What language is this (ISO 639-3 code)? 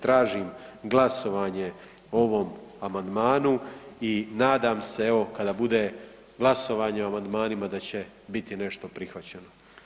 hrv